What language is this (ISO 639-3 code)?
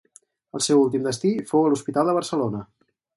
cat